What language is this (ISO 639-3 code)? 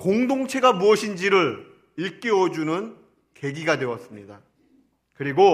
kor